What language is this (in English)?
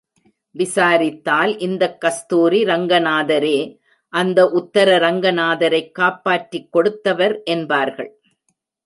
Tamil